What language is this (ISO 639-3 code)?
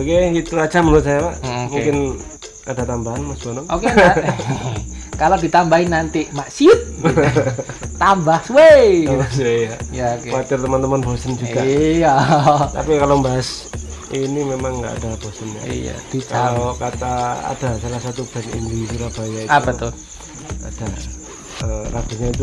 ind